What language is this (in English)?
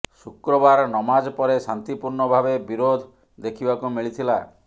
Odia